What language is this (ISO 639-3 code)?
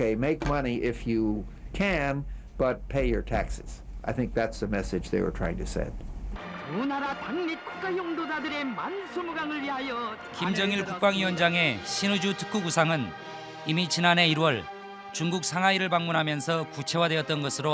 kor